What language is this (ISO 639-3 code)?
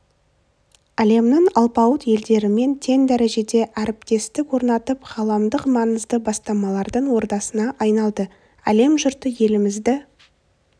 kaz